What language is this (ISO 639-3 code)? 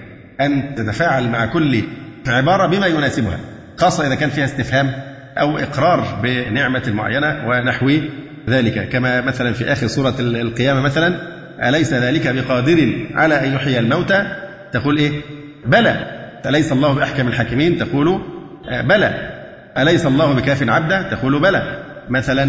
ara